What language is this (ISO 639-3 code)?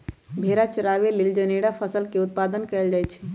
mag